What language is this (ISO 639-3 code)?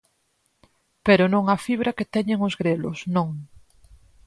glg